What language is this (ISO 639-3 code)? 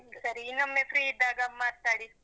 kan